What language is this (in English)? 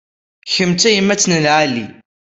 Kabyle